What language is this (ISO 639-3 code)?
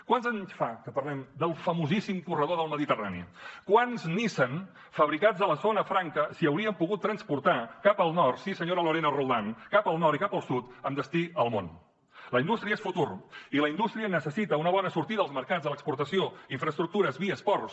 cat